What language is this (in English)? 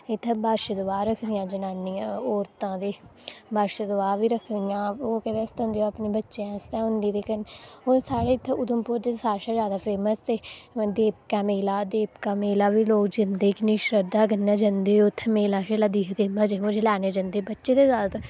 Dogri